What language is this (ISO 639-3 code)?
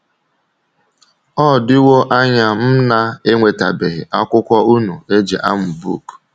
ibo